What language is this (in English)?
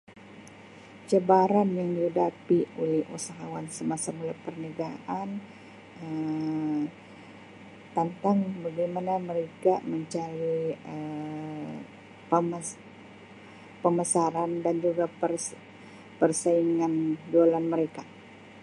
Sabah Malay